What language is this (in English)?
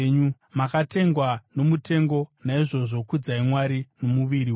Shona